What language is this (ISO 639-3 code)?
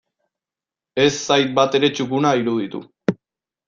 eus